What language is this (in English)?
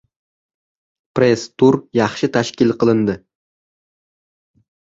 Uzbek